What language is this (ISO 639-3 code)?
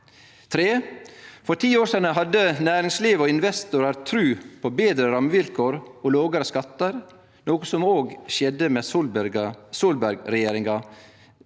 nor